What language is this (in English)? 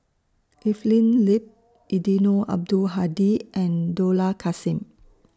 English